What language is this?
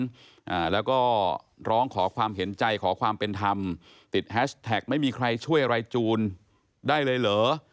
Thai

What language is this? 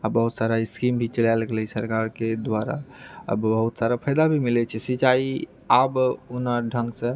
Maithili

